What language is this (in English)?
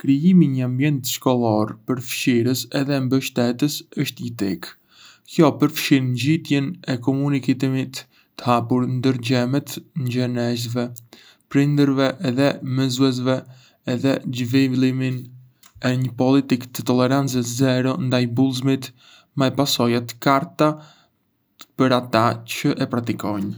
Arbëreshë Albanian